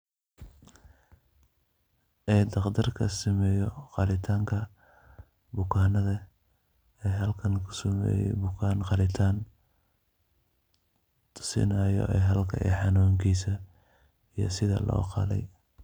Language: Somali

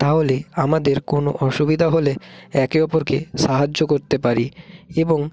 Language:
Bangla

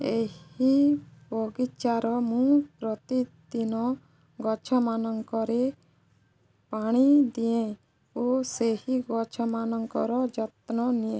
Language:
Odia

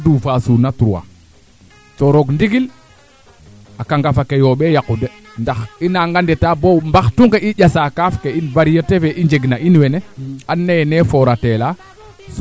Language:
Serer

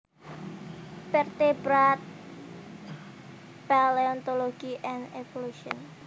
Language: Javanese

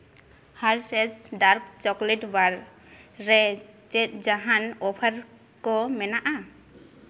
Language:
Santali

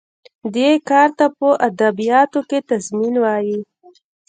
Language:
Pashto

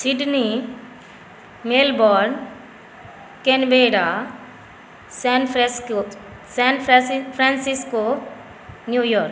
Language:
Maithili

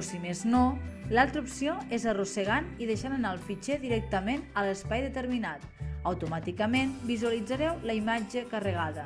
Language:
Catalan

